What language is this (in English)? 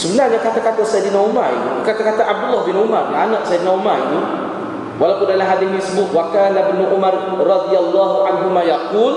Malay